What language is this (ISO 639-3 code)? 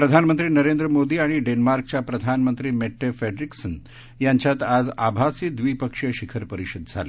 mar